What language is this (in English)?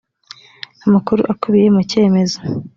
Kinyarwanda